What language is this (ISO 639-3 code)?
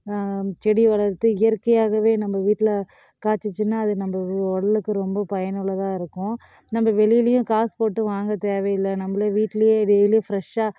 tam